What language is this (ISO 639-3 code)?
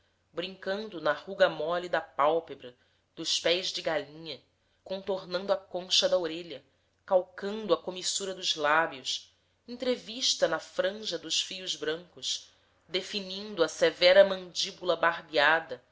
por